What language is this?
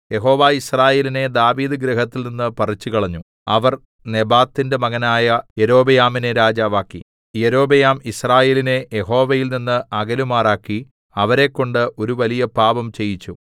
Malayalam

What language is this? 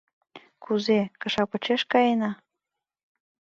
Mari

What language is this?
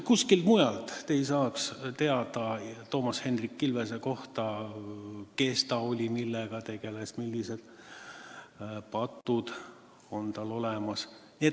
Estonian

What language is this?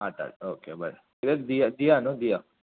Konkani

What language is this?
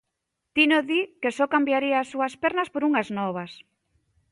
Galician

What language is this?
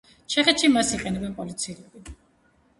Georgian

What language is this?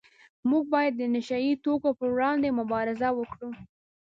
Pashto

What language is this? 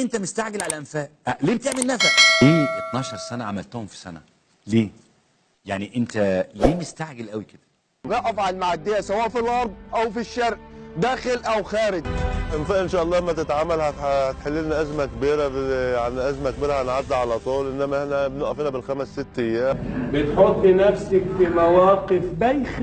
Arabic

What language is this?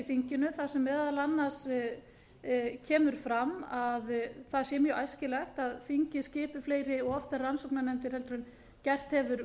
Icelandic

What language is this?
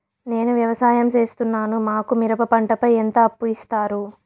Telugu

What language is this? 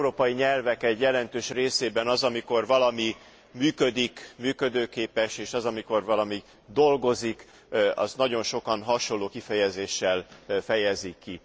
Hungarian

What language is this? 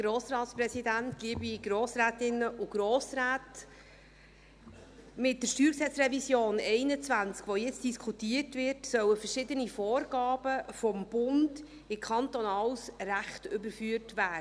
Swiss German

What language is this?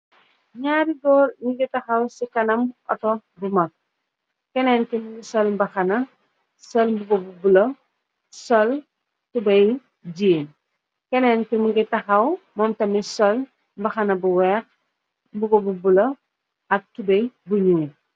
Wolof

